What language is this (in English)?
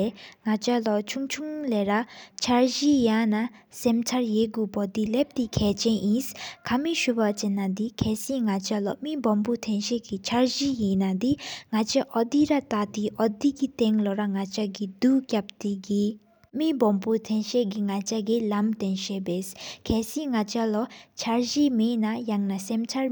Sikkimese